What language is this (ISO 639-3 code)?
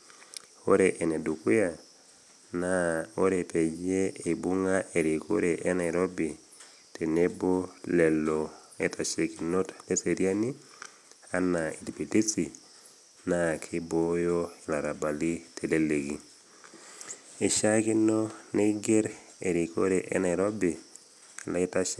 mas